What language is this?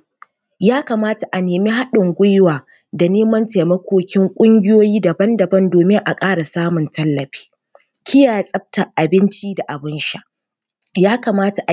Hausa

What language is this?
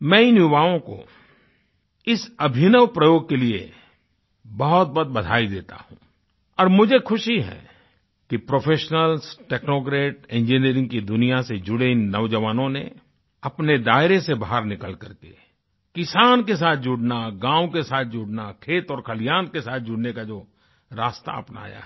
Hindi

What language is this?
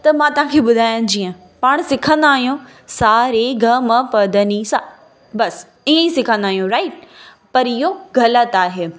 Sindhi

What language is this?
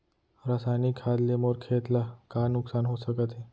Chhattisgarhi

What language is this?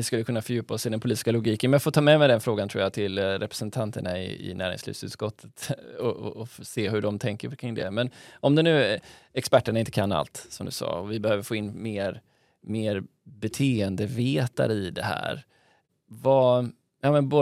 Swedish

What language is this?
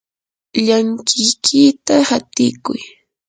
Yanahuanca Pasco Quechua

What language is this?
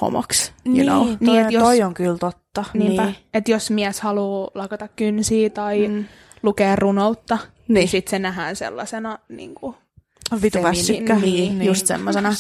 Finnish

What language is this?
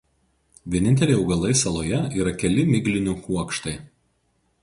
Lithuanian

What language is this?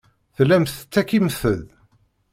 Kabyle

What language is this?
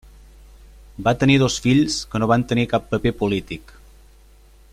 Catalan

